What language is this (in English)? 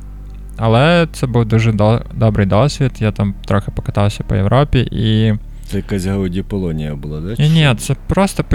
Ukrainian